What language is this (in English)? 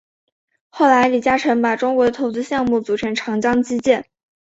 Chinese